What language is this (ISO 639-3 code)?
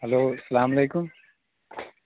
kas